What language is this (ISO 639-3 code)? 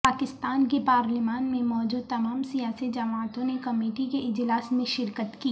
urd